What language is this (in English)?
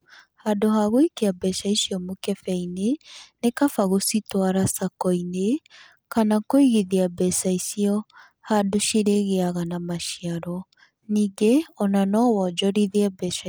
Kikuyu